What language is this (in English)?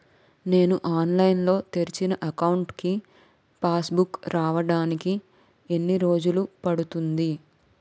Telugu